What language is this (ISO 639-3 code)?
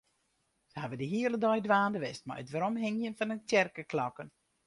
fry